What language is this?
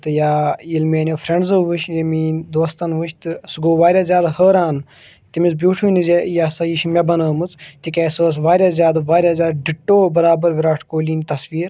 Kashmiri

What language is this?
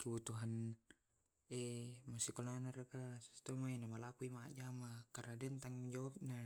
Tae'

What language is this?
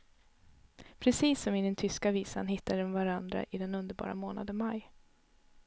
Swedish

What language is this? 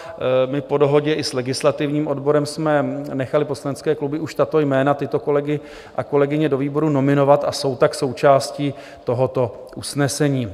Czech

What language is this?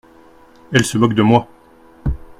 French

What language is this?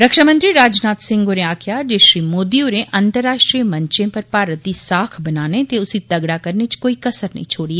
Dogri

